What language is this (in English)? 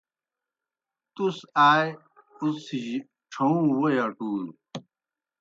Kohistani Shina